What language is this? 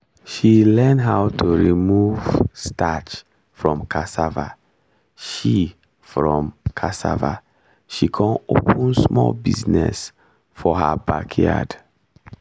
Nigerian Pidgin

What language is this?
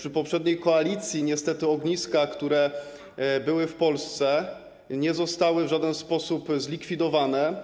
Polish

